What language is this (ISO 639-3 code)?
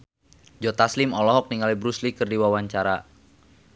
sun